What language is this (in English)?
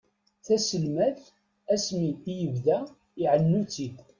Kabyle